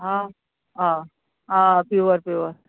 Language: Konkani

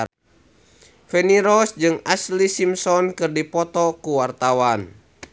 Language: Sundanese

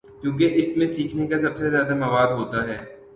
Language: Urdu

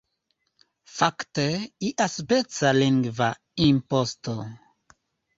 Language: Esperanto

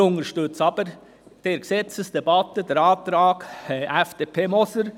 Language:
Swiss German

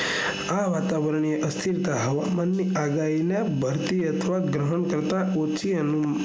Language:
Gujarati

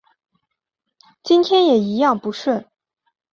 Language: Chinese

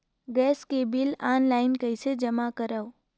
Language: Chhattisgarhi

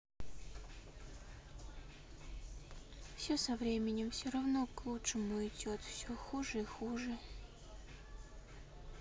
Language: Russian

